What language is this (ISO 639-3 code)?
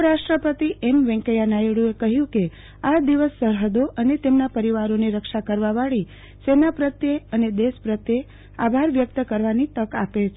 guj